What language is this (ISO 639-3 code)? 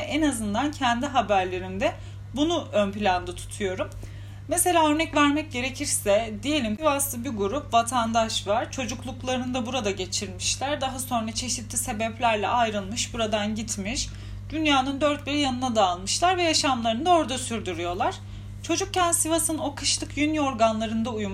tur